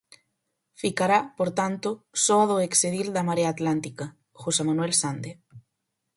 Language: Galician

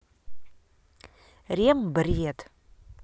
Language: Russian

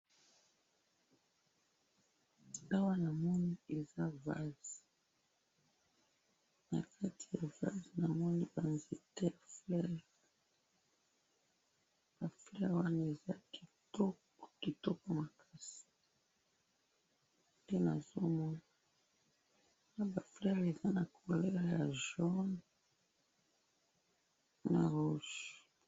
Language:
Lingala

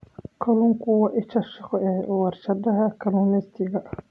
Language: Somali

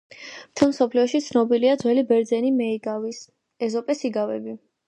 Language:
Georgian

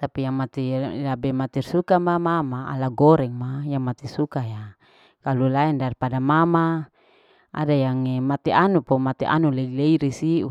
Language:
Larike-Wakasihu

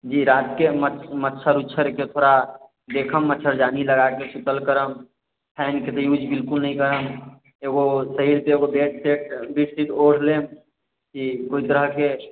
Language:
Maithili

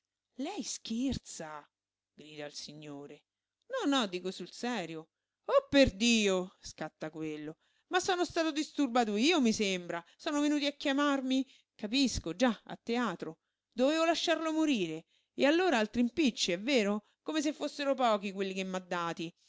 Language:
Italian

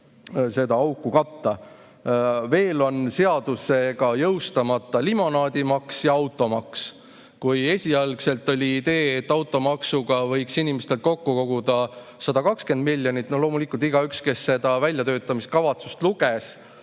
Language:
Estonian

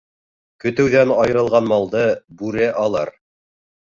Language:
Bashkir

